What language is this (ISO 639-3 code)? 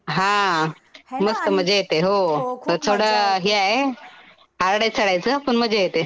mar